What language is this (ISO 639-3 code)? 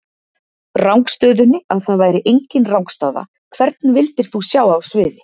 isl